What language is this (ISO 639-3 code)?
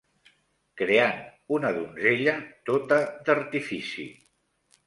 cat